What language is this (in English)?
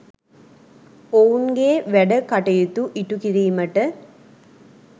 Sinhala